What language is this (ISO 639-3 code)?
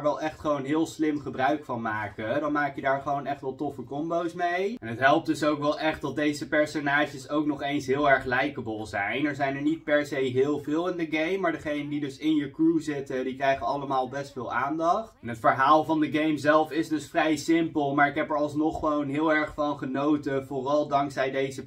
nld